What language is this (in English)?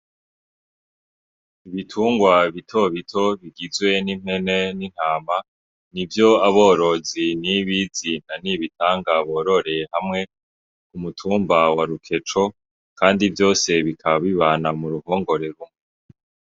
Rundi